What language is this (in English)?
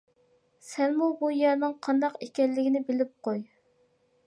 Uyghur